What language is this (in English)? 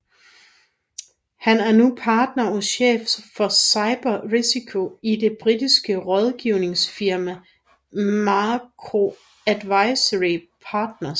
Danish